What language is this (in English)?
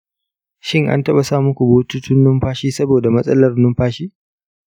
Hausa